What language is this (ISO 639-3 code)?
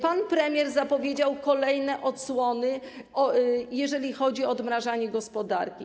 pol